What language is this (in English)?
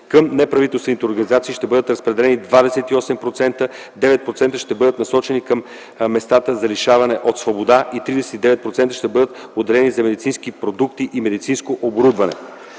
Bulgarian